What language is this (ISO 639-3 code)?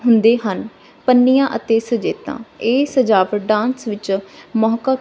pan